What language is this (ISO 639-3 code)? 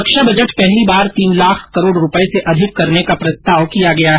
hin